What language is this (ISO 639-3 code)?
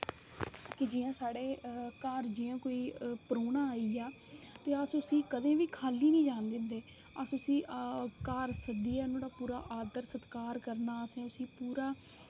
doi